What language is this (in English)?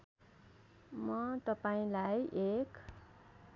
Nepali